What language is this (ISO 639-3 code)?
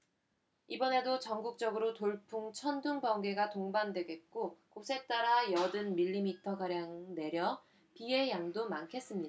kor